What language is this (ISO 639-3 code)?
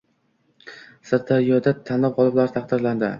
uzb